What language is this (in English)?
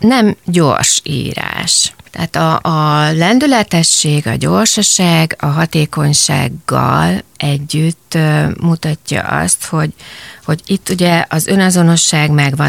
Hungarian